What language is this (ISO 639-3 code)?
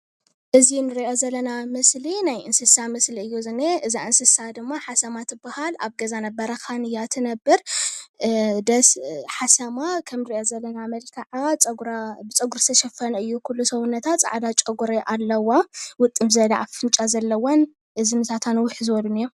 tir